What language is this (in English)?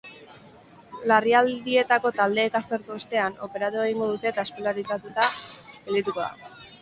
Basque